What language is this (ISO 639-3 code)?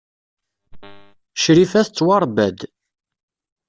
kab